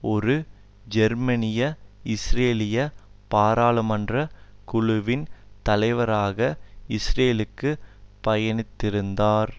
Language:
Tamil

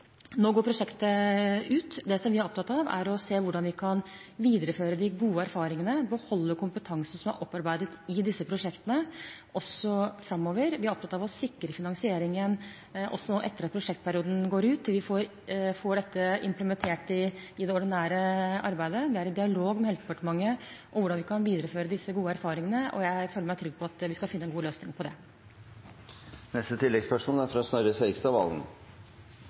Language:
Norwegian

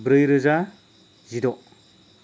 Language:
Bodo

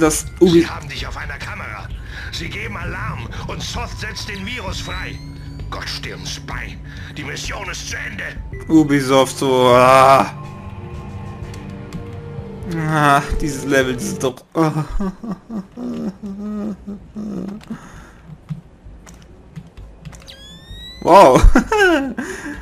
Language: German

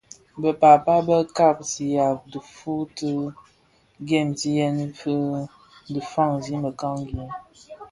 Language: Bafia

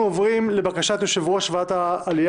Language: Hebrew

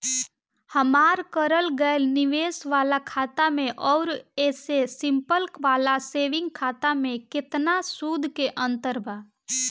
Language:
Bhojpuri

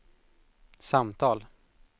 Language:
Swedish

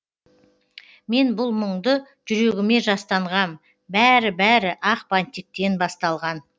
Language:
Kazakh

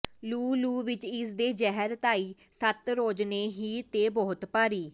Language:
Punjabi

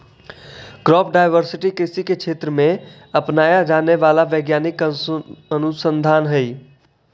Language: Magahi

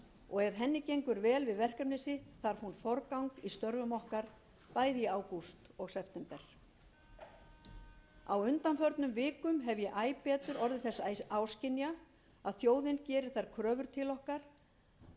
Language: Icelandic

